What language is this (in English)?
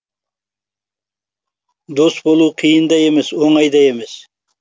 Kazakh